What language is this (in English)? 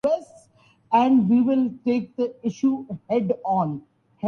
Urdu